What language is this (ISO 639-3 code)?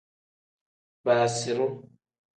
kdh